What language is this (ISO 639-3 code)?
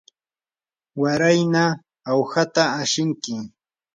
qur